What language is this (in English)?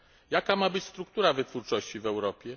Polish